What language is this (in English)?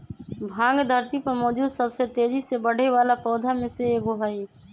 Magahi